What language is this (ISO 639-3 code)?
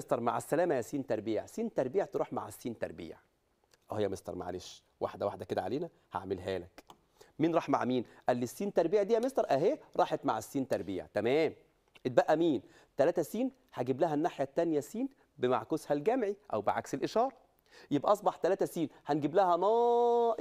ara